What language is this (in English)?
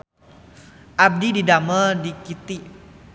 Sundanese